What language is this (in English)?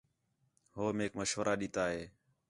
Khetrani